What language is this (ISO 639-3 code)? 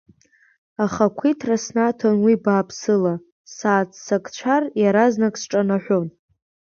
abk